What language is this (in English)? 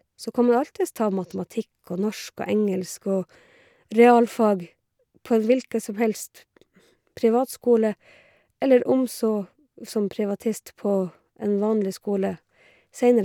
Norwegian